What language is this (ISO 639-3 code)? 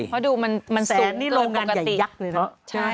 tha